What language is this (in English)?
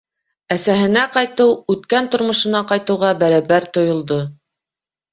Bashkir